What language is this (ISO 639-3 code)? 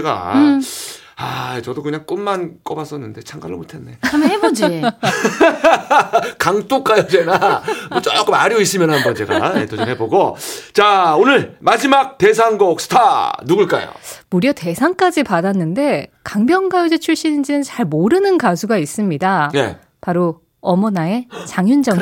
kor